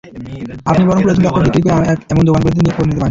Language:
Bangla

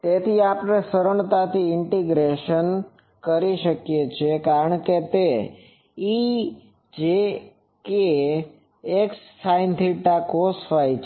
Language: Gujarati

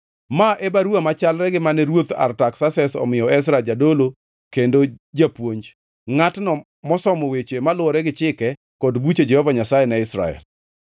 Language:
Luo (Kenya and Tanzania)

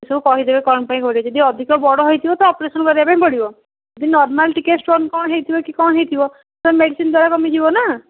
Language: Odia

